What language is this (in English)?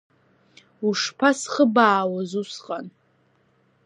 Abkhazian